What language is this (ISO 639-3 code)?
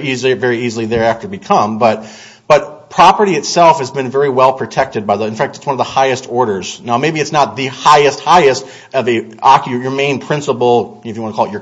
eng